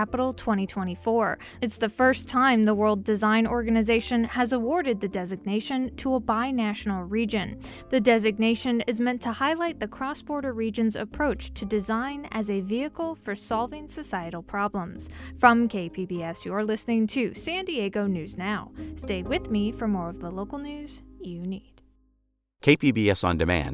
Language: English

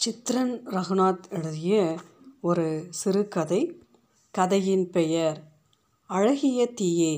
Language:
Tamil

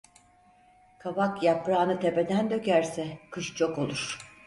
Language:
Turkish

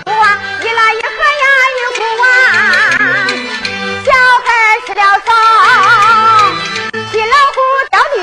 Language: Chinese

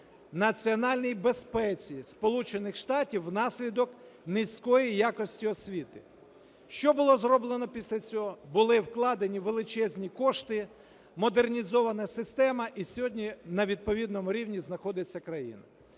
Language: Ukrainian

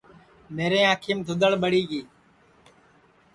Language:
Sansi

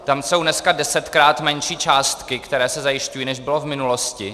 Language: Czech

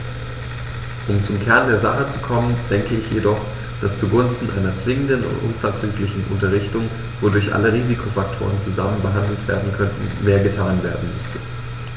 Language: German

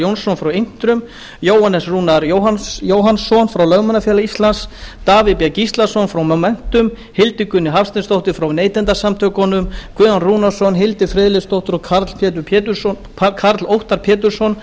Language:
Icelandic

